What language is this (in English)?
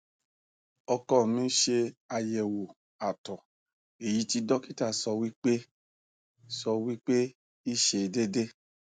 Yoruba